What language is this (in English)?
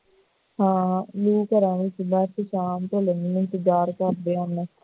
Punjabi